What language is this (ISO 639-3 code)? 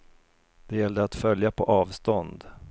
swe